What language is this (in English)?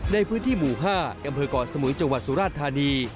Thai